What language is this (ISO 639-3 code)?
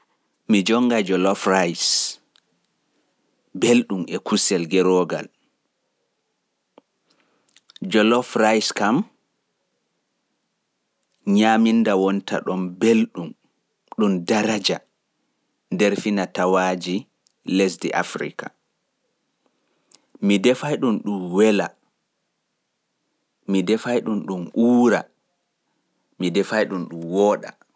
fuf